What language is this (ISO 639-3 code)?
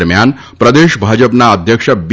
guj